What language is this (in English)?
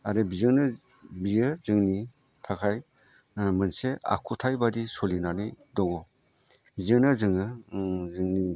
Bodo